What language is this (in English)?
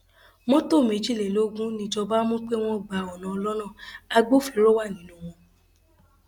Yoruba